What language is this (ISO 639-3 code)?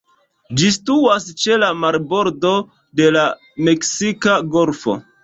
epo